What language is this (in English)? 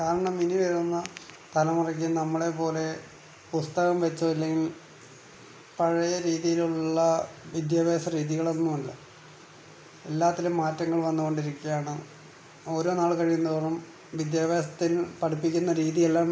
Malayalam